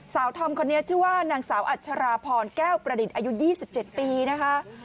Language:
Thai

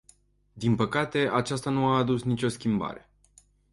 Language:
Romanian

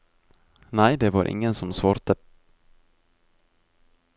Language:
Norwegian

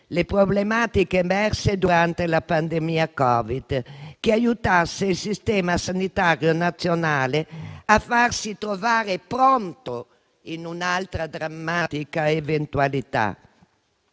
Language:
Italian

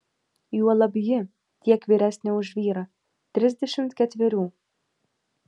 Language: Lithuanian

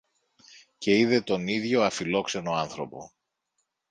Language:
Greek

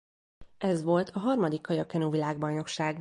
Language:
Hungarian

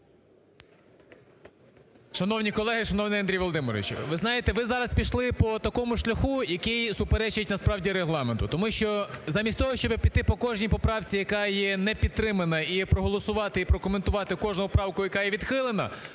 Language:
Ukrainian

